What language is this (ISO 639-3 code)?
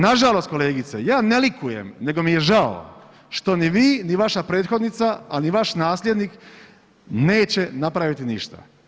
hrv